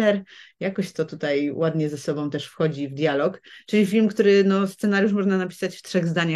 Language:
Polish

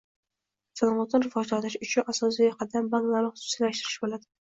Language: Uzbek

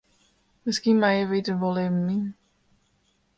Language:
Western Frisian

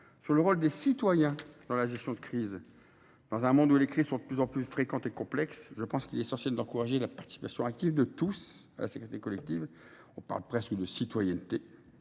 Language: French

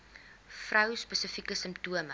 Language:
Afrikaans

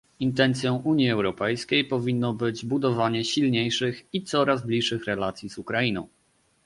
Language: Polish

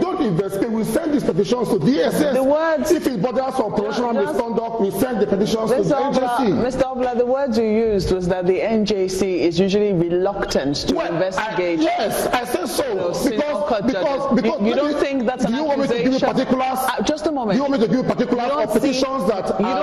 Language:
English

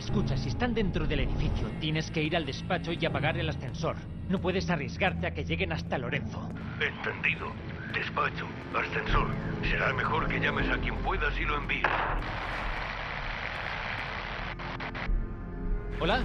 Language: Spanish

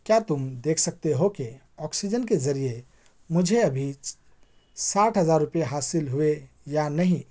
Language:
Urdu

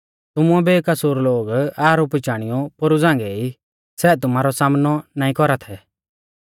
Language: Mahasu Pahari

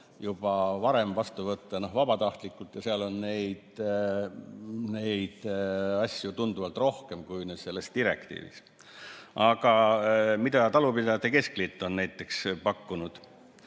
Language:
Estonian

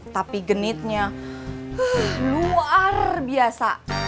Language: Indonesian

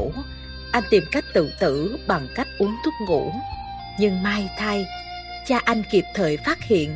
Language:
Vietnamese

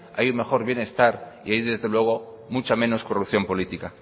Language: Spanish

